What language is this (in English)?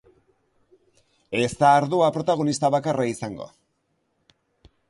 Basque